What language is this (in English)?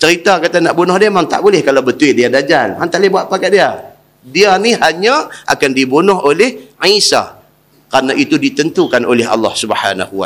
Malay